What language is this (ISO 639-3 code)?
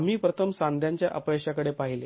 mar